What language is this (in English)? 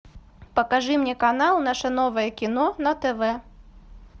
Russian